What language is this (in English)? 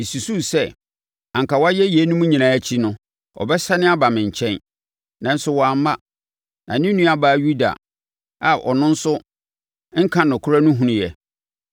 Akan